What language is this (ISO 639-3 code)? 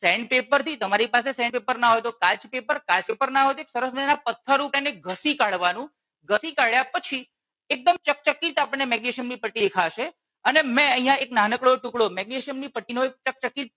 guj